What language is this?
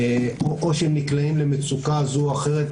Hebrew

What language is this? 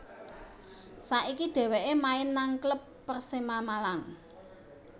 Javanese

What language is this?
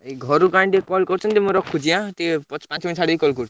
Odia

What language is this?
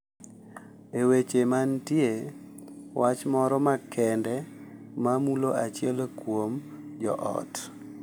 Luo (Kenya and Tanzania)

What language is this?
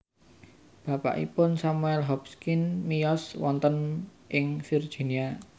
Javanese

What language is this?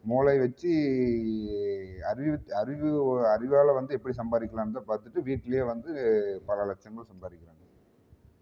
Tamil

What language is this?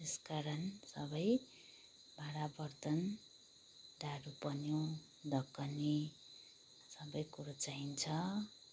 Nepali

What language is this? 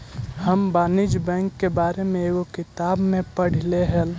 Magahi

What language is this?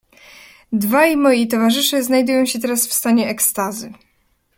Polish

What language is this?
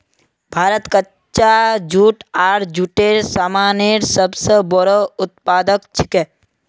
Magahi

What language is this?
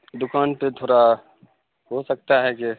Urdu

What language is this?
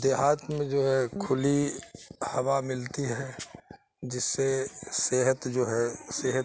Urdu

